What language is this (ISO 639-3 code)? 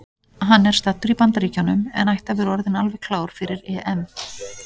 isl